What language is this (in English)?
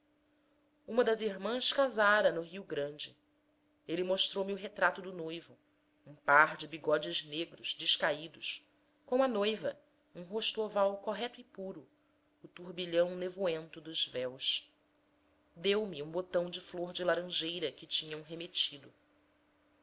Portuguese